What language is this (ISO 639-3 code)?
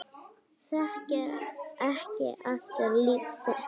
isl